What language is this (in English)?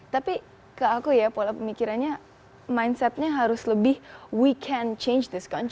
Indonesian